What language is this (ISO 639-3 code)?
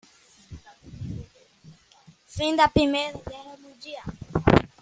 por